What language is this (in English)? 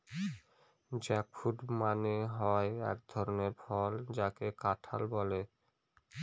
Bangla